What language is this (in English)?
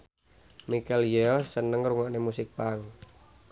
Javanese